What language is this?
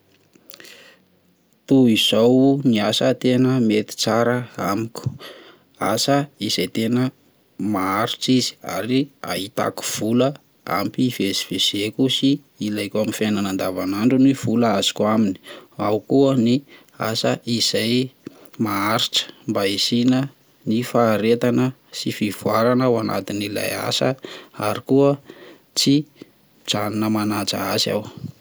Malagasy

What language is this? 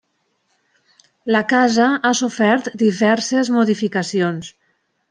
Catalan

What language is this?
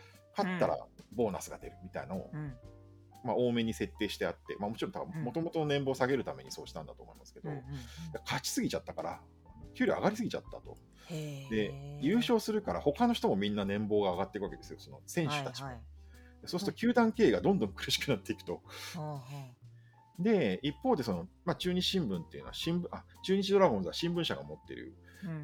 Japanese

